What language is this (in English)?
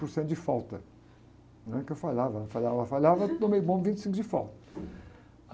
Portuguese